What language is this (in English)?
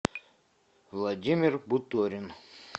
Russian